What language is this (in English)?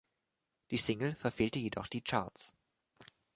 German